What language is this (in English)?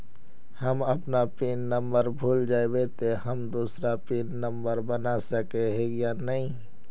Magahi